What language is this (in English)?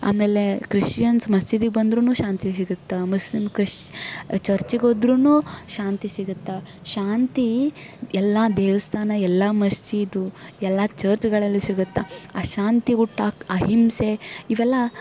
Kannada